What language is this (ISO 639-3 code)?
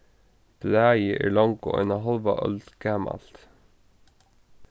fao